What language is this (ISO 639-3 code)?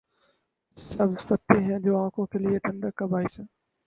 urd